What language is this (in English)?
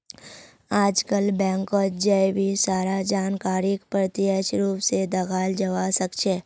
Magahi